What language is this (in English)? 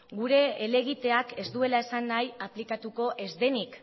Basque